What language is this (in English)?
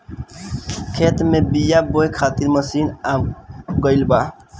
Bhojpuri